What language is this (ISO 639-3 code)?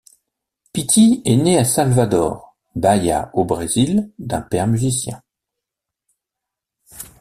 fra